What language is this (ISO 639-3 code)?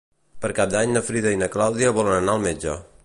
cat